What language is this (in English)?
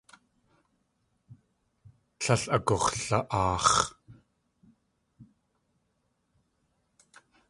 Tlingit